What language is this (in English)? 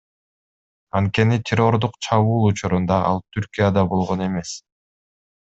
Kyrgyz